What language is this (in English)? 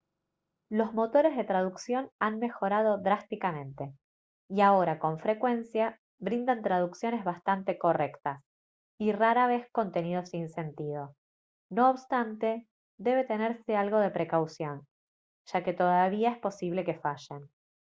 Spanish